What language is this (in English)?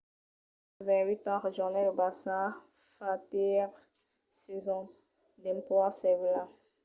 Occitan